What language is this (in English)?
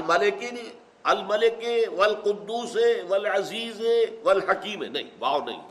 Urdu